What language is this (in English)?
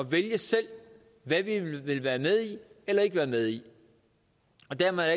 Danish